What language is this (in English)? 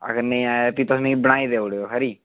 Dogri